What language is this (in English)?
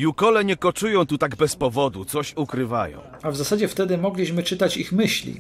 Polish